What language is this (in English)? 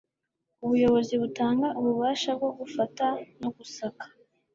Kinyarwanda